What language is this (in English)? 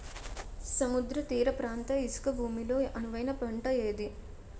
Telugu